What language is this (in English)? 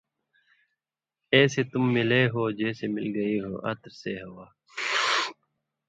Indus Kohistani